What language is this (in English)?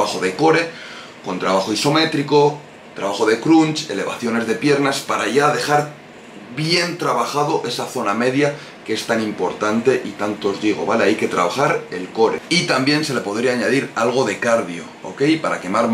Spanish